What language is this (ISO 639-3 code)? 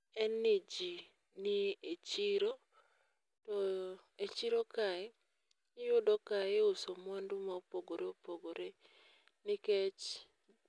luo